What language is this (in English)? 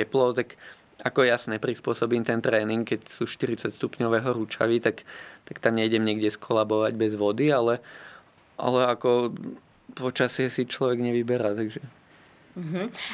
Slovak